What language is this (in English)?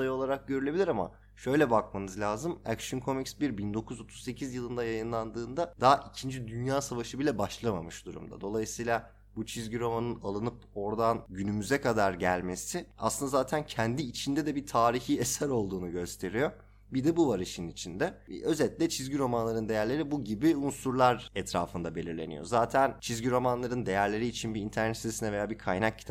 Turkish